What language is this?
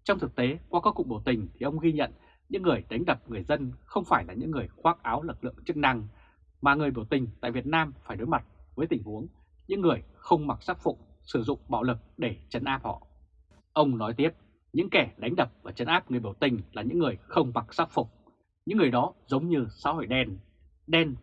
Vietnamese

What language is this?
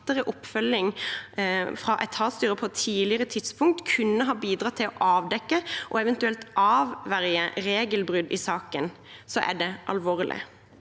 Norwegian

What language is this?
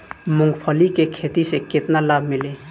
Bhojpuri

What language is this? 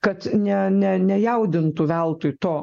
Lithuanian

